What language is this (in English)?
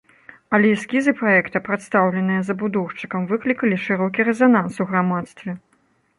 Belarusian